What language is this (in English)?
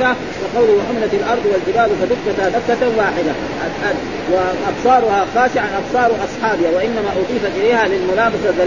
Arabic